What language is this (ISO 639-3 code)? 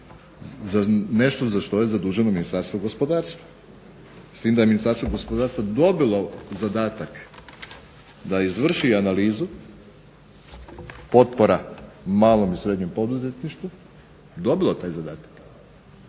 hrv